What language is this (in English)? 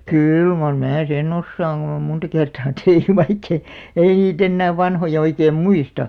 Finnish